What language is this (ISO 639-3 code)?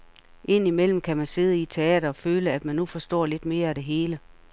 dan